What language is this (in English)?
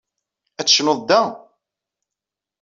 Kabyle